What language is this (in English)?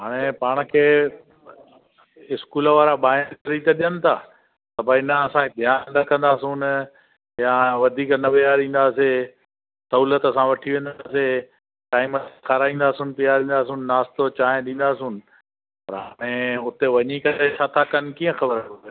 Sindhi